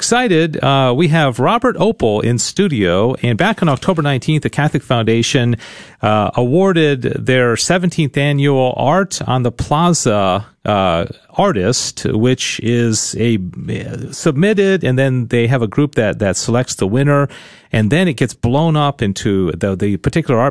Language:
English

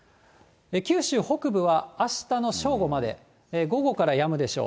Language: Japanese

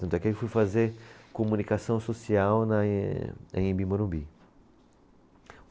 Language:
Portuguese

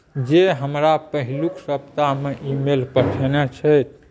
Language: Maithili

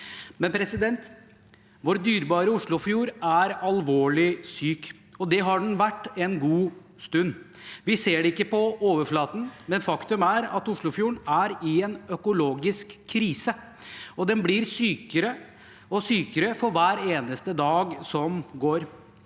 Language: Norwegian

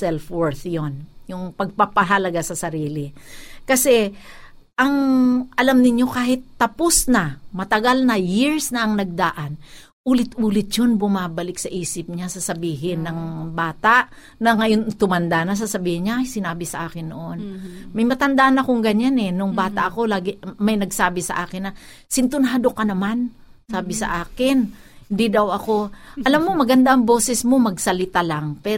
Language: Filipino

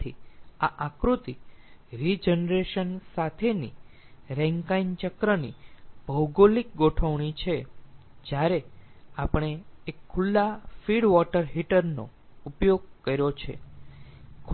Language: Gujarati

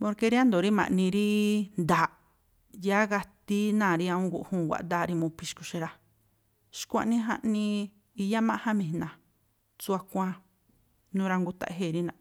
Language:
Tlacoapa Me'phaa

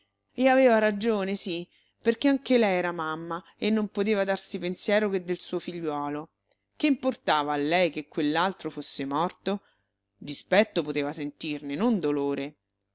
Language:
Italian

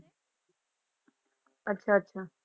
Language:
Punjabi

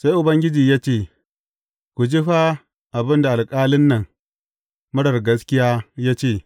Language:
Hausa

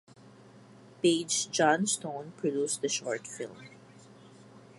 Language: English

